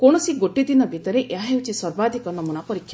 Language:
Odia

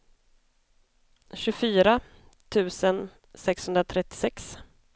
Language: Swedish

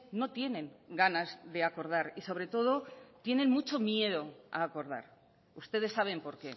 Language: Spanish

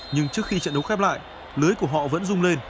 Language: Vietnamese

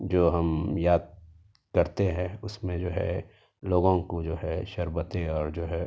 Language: Urdu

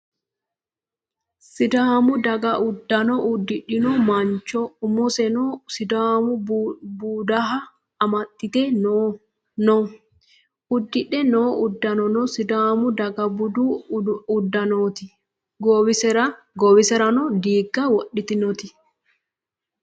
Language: Sidamo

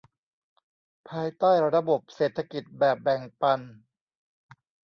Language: Thai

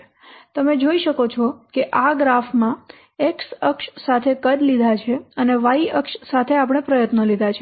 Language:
Gujarati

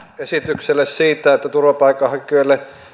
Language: Finnish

